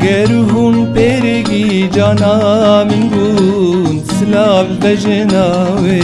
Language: Turkish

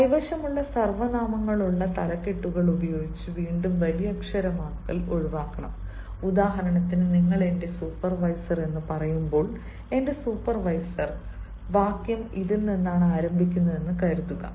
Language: Malayalam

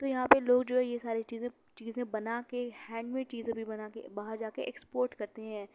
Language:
Urdu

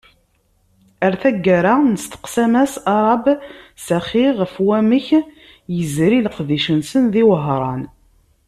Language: Kabyle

